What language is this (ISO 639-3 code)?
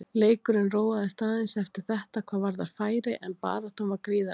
isl